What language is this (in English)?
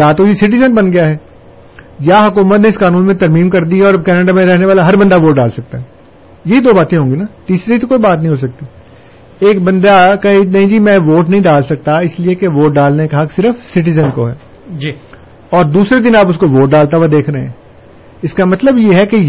Urdu